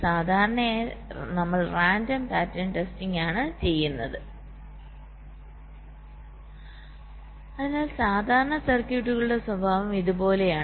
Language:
Malayalam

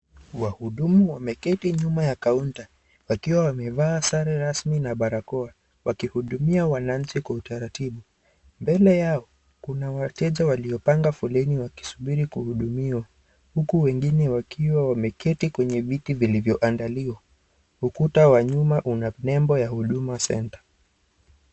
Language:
Swahili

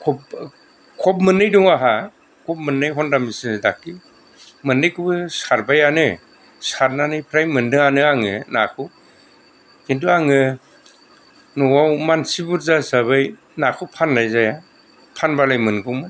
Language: Bodo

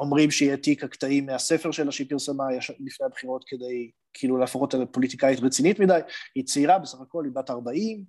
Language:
Hebrew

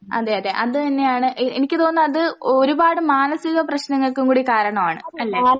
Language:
Malayalam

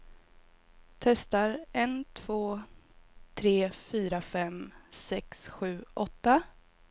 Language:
Swedish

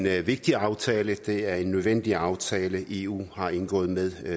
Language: Danish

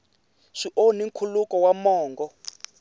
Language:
Tsonga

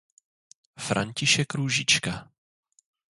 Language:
Czech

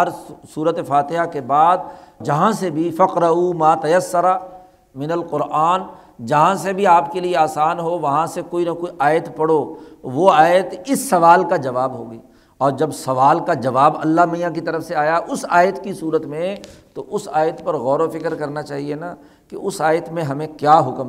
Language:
Urdu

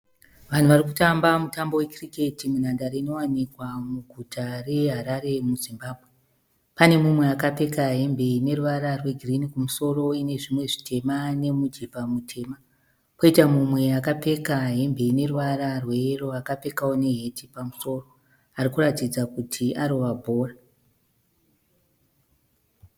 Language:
Shona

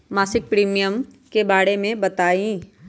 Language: Magahi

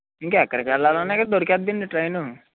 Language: Telugu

